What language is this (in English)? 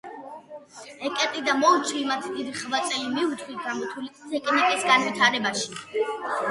Georgian